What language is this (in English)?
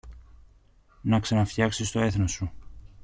Greek